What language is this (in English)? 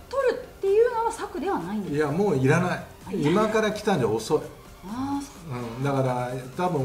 Japanese